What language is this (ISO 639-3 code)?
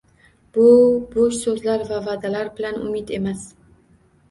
uzb